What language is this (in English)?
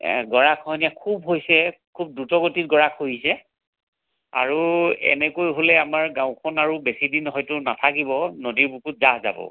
Assamese